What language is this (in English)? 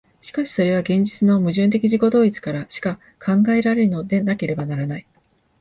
Japanese